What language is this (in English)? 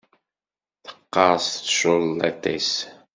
Kabyle